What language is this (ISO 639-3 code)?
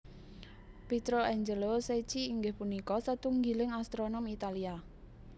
jav